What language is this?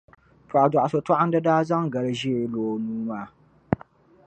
Dagbani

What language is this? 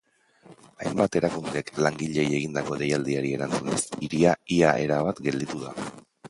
Basque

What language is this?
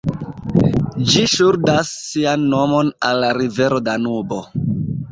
Esperanto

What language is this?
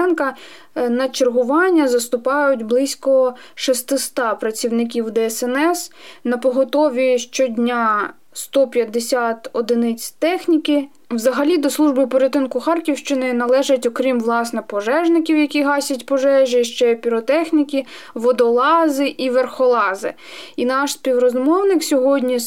Ukrainian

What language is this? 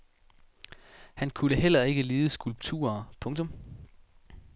Danish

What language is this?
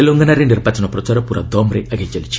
Odia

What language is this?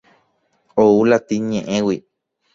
Guarani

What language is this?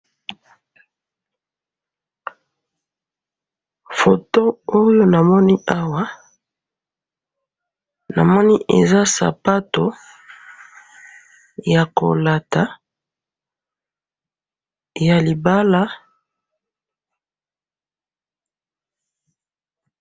Lingala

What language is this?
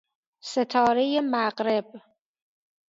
Persian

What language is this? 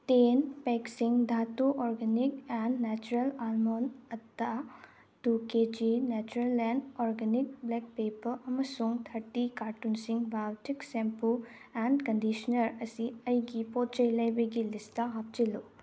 Manipuri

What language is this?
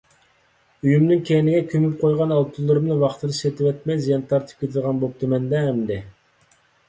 Uyghur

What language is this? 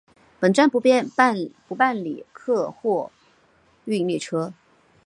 Chinese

